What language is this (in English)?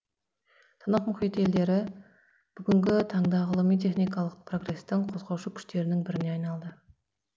Kazakh